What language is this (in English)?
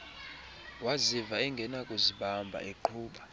Xhosa